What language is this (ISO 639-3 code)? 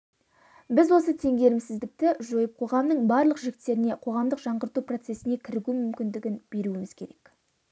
kaz